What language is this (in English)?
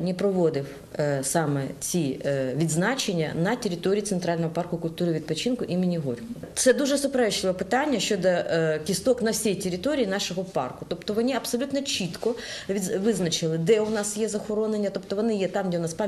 Ukrainian